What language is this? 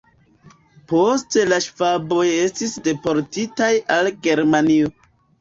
Esperanto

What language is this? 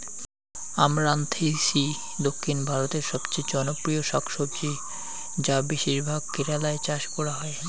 Bangla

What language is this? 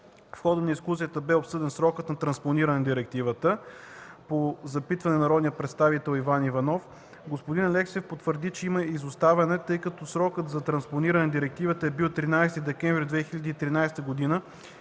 Bulgarian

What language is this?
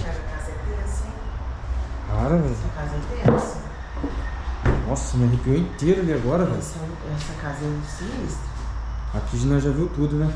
Portuguese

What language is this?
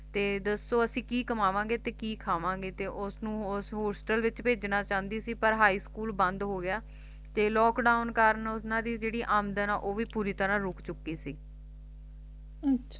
Punjabi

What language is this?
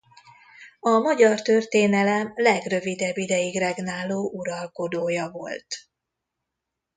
Hungarian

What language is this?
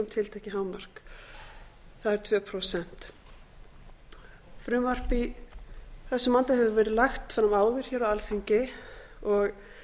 Icelandic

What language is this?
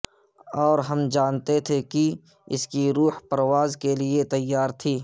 Urdu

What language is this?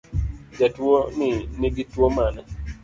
Luo (Kenya and Tanzania)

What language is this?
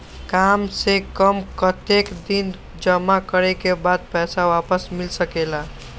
Magahi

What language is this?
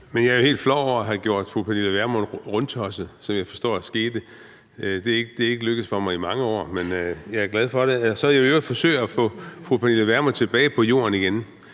Danish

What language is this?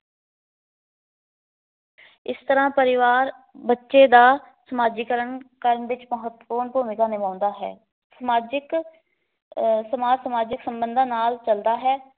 Punjabi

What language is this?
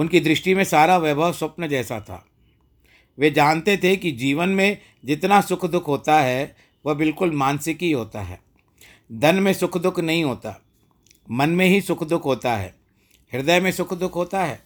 Hindi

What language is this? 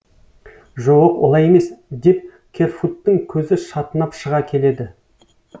Kazakh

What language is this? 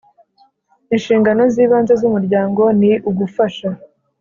Kinyarwanda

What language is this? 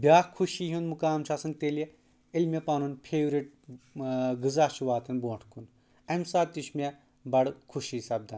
Kashmiri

